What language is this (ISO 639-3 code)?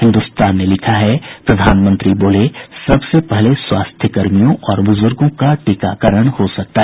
hin